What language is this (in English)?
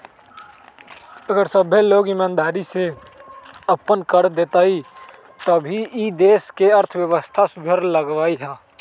Magahi